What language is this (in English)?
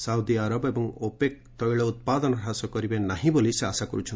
Odia